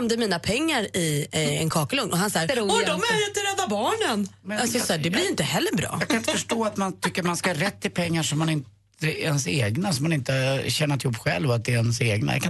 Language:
Swedish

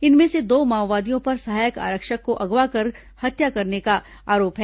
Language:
Hindi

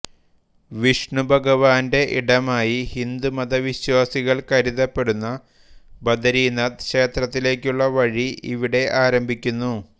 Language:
Malayalam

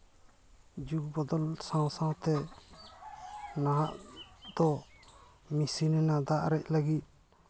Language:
Santali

